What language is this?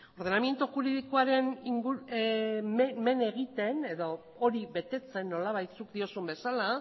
Basque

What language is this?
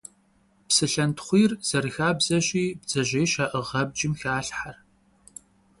Kabardian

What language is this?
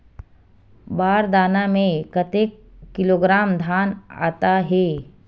Chhattisgarhi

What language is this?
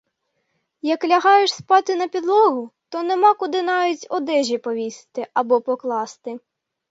Ukrainian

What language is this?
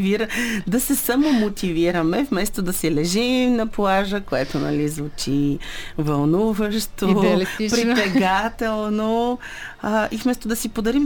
Bulgarian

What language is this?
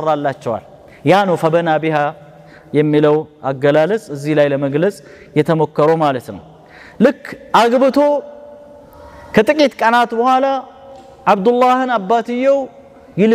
Arabic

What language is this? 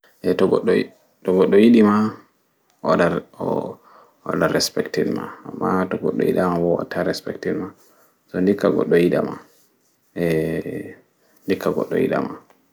Fula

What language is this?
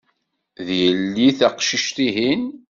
Kabyle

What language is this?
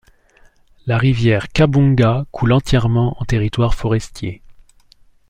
French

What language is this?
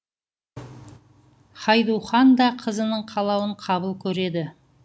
Kazakh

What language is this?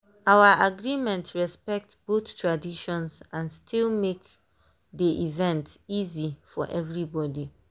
Nigerian Pidgin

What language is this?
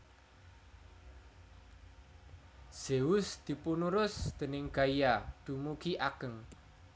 Javanese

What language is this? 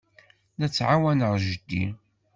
Kabyle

